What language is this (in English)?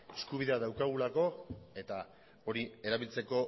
Basque